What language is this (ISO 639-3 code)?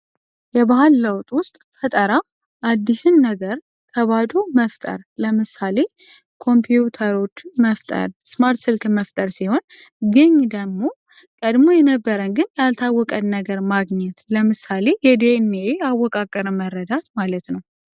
amh